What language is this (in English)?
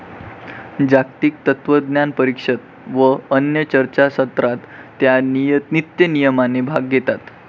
Marathi